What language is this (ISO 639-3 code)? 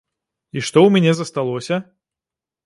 bel